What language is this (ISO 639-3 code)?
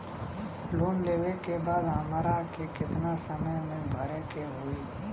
bho